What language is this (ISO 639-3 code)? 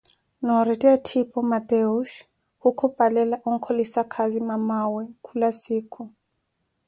eko